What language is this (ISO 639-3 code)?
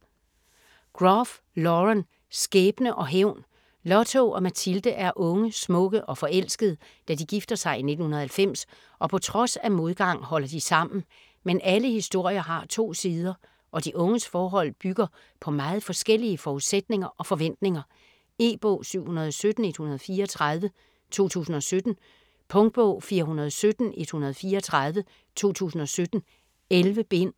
dan